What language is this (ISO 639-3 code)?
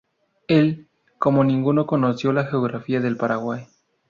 spa